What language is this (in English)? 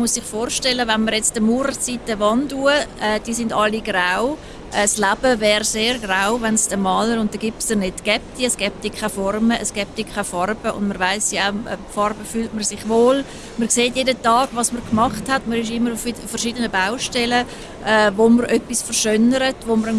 German